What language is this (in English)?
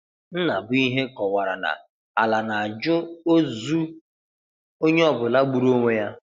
Igbo